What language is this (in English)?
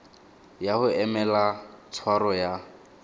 Tswana